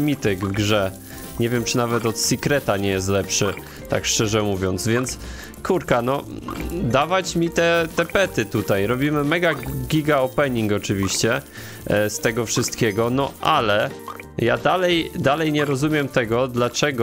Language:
Polish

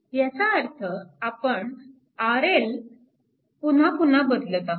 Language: Marathi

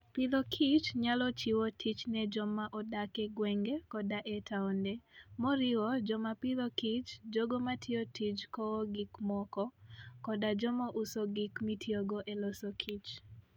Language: Luo (Kenya and Tanzania)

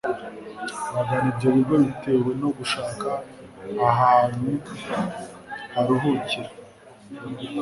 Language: Kinyarwanda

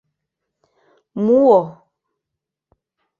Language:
Mari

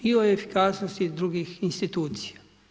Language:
Croatian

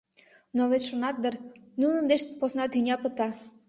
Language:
Mari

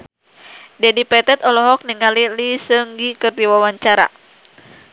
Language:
Sundanese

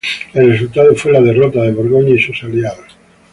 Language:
Spanish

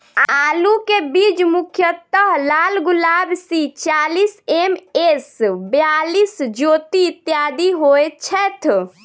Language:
Maithili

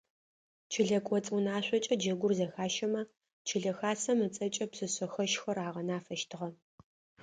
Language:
Adyghe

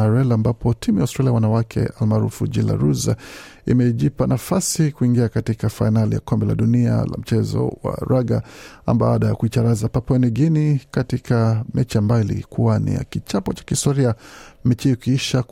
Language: Swahili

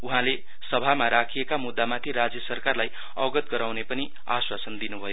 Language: Nepali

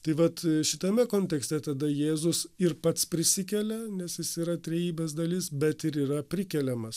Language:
Lithuanian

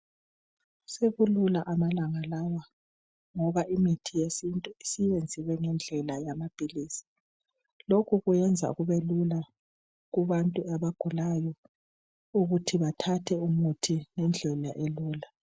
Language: North Ndebele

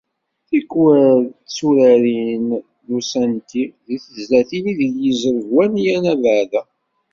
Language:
Kabyle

